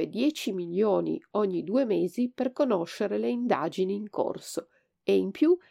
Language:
Italian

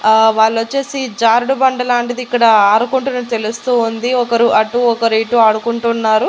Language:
Telugu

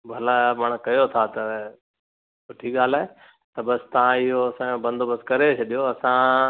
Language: Sindhi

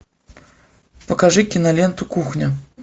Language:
Russian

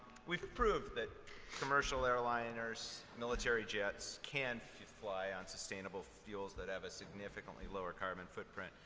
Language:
English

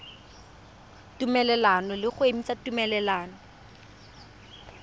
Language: Tswana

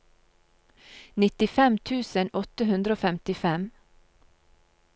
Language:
Norwegian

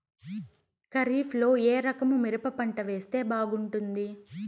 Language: Telugu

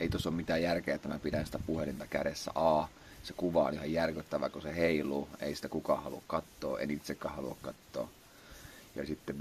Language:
Finnish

